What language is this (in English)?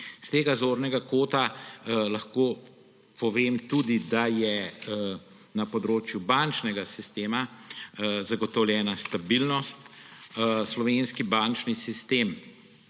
Slovenian